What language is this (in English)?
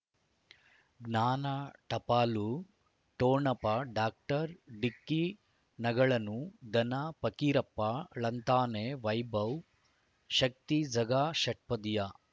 Kannada